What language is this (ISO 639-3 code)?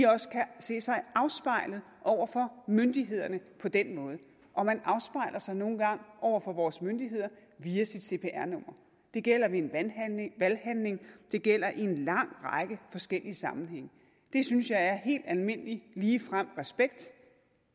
dan